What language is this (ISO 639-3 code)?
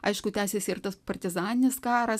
lit